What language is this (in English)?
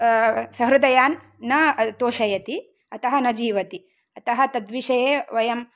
Sanskrit